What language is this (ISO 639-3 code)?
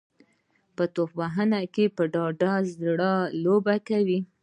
pus